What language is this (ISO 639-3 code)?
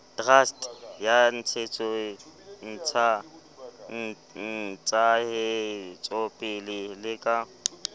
sot